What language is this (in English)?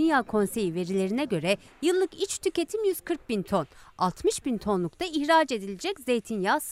Turkish